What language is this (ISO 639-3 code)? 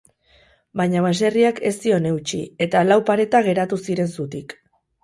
eus